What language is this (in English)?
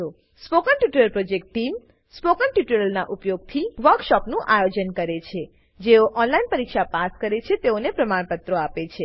Gujarati